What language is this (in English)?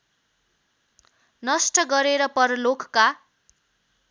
Nepali